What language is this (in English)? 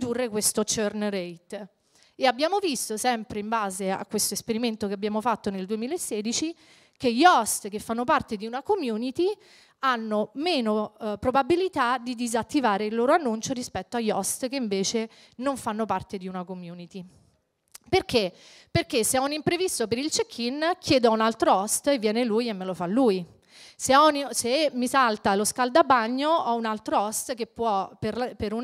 Italian